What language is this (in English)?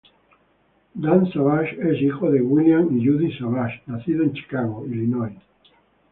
Spanish